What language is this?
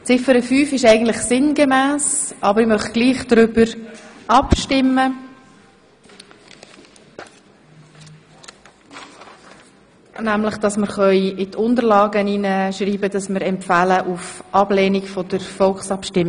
Swiss German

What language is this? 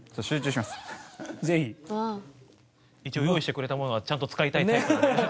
Japanese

